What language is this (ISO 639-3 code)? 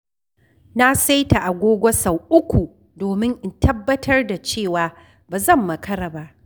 hau